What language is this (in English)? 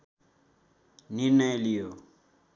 Nepali